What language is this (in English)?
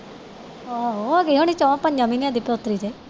Punjabi